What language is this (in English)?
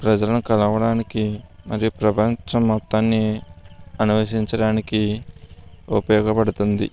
Telugu